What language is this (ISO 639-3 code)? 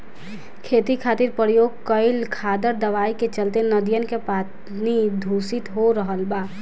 bho